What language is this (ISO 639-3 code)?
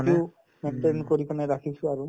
asm